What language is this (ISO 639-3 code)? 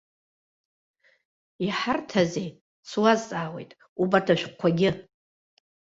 abk